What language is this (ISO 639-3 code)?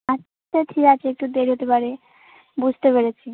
ben